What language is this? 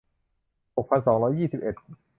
Thai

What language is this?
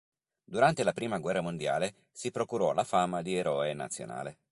Italian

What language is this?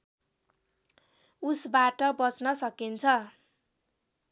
Nepali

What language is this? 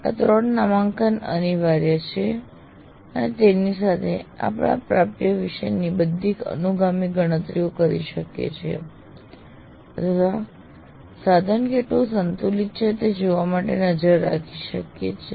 Gujarati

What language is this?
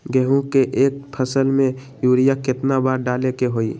Magahi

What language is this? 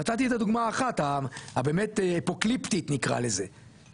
Hebrew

